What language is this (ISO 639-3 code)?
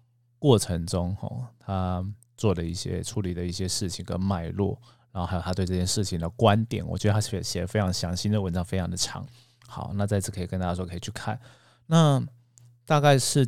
zho